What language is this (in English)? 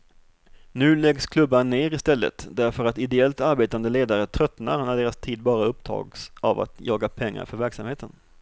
Swedish